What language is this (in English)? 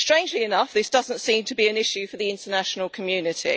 English